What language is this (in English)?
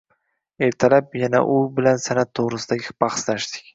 Uzbek